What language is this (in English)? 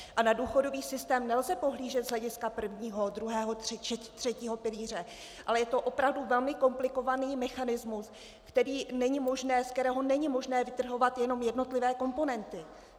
Czech